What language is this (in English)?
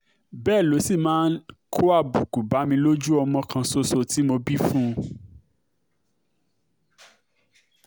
Yoruba